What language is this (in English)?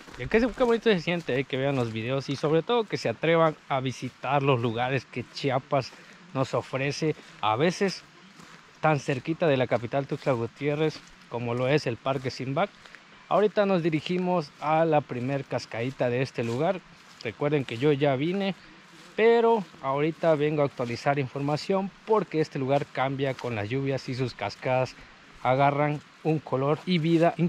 Spanish